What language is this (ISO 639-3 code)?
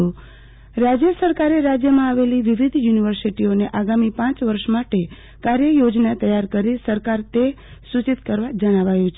guj